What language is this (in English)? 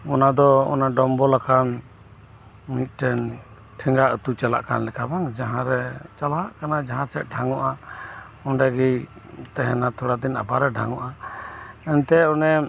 Santali